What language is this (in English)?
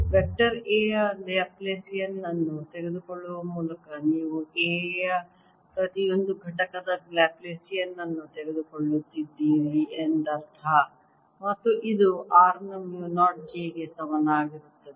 Kannada